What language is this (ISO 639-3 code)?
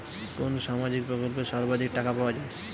ben